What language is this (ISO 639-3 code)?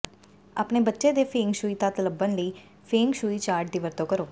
pan